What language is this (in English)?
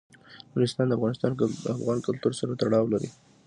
Pashto